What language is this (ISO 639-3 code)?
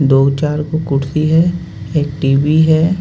hin